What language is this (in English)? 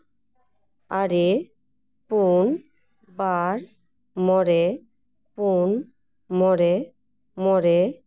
Santali